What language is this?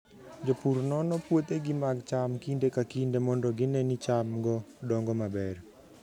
Luo (Kenya and Tanzania)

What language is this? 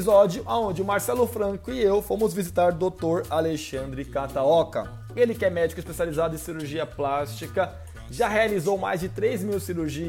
Portuguese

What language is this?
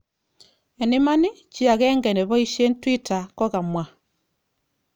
Kalenjin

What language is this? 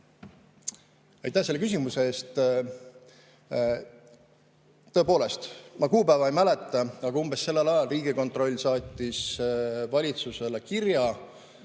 Estonian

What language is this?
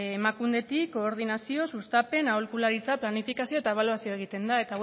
Basque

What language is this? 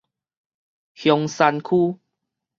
Min Nan Chinese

